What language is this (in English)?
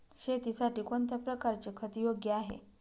Marathi